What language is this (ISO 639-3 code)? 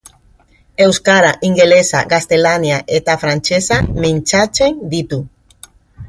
eus